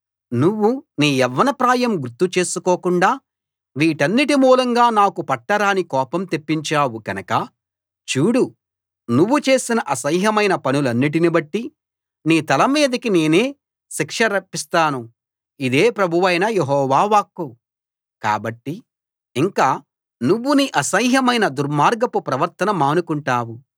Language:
Telugu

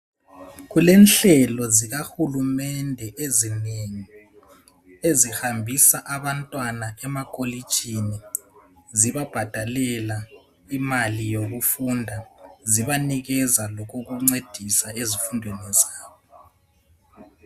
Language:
North Ndebele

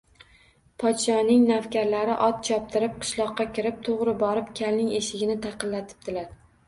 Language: Uzbek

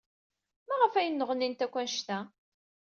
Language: Kabyle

